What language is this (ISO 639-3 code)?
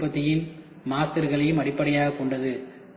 tam